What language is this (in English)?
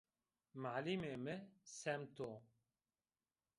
Zaza